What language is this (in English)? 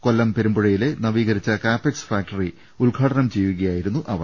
Malayalam